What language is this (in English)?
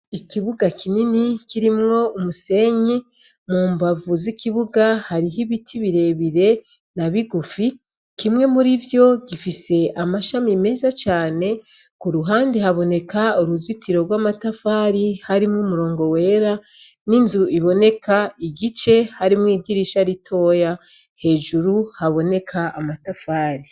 Rundi